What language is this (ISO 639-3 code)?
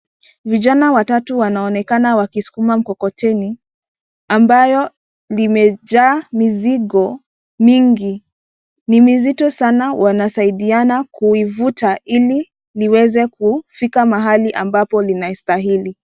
swa